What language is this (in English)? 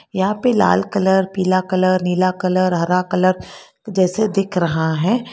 Hindi